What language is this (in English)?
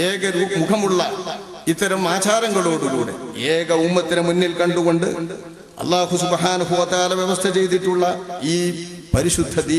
Arabic